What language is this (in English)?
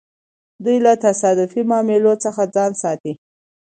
Pashto